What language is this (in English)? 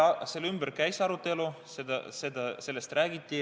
Estonian